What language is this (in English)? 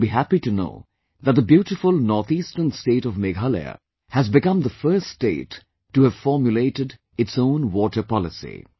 English